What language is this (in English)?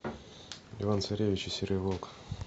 Russian